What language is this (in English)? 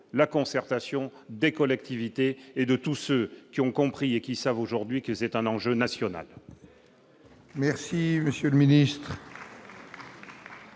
French